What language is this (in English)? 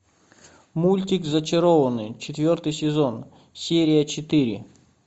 Russian